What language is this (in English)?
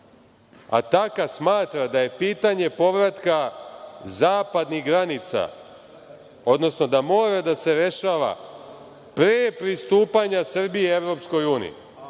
Serbian